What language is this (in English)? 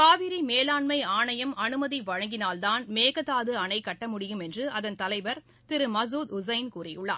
Tamil